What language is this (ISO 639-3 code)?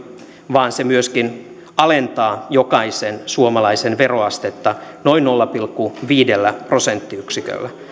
fin